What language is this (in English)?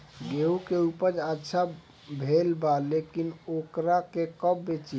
Bhojpuri